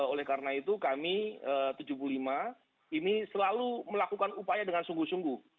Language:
Indonesian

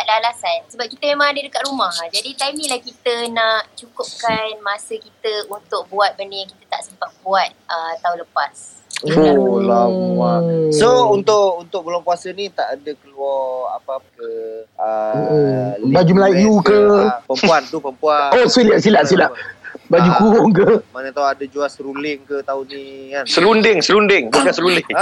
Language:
Malay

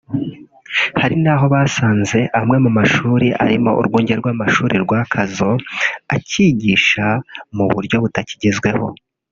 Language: Kinyarwanda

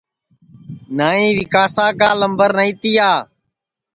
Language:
Sansi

